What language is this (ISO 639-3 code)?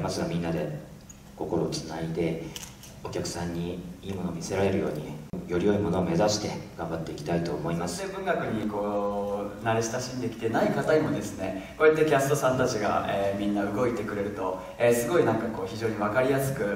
jpn